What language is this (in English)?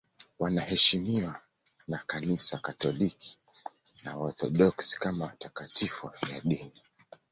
Swahili